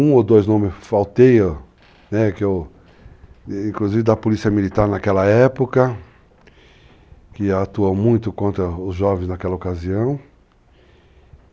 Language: Portuguese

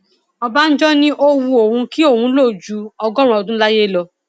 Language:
Yoruba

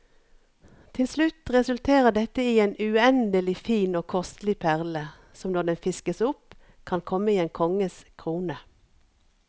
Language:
Norwegian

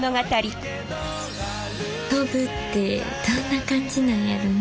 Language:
Japanese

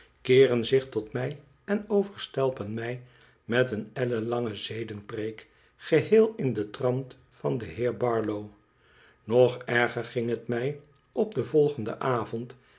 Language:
Dutch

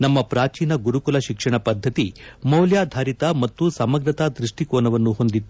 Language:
Kannada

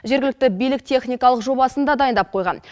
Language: Kazakh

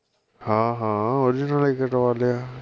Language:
Punjabi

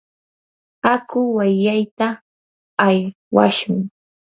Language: Yanahuanca Pasco Quechua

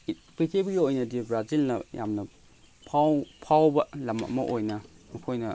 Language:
Manipuri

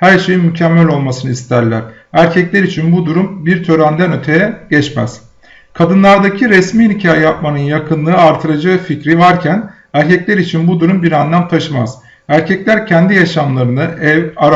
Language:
Turkish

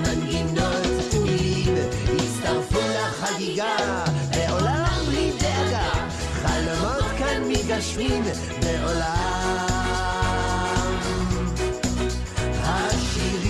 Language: Hebrew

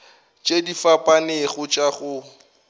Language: Northern Sotho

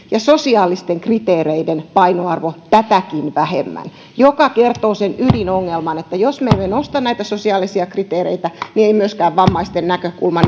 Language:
Finnish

